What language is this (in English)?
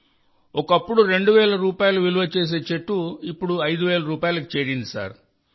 Telugu